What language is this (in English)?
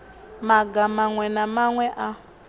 Venda